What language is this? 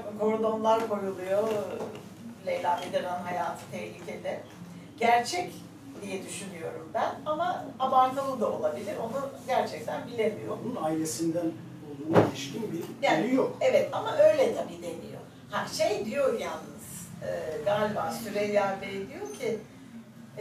Turkish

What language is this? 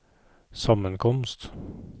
Norwegian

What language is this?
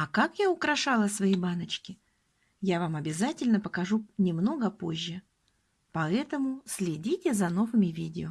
Russian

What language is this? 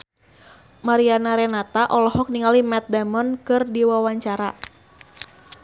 Sundanese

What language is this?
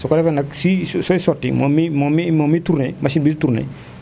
Wolof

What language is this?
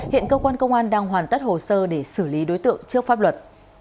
Vietnamese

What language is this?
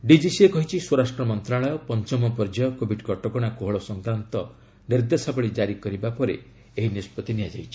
Odia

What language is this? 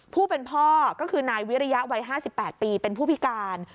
Thai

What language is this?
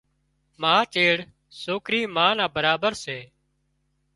Wadiyara Koli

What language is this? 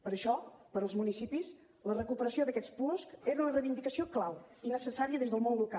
Catalan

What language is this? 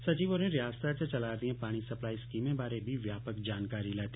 Dogri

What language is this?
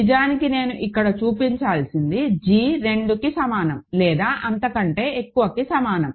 Telugu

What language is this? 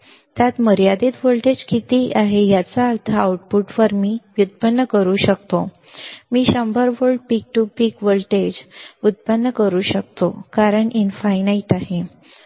Marathi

